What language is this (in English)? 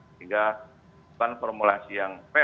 Indonesian